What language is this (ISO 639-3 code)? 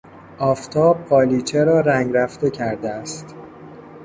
fas